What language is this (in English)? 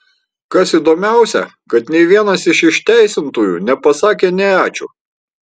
Lithuanian